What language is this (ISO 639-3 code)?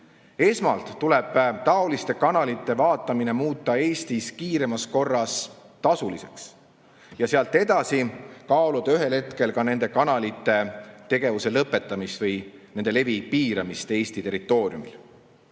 est